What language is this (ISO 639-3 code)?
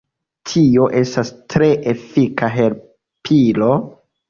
epo